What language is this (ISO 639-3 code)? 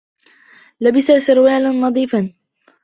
ara